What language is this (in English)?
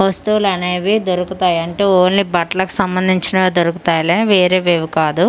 Telugu